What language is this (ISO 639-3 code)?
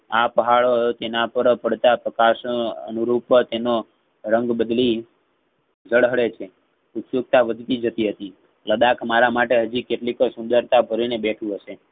guj